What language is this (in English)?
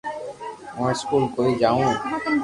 Loarki